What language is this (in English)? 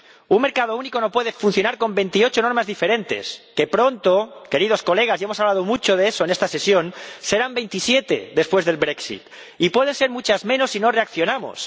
Spanish